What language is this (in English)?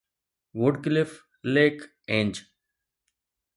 Sindhi